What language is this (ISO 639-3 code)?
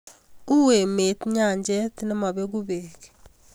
kln